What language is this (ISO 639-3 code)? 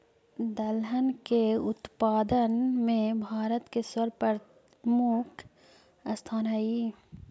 mag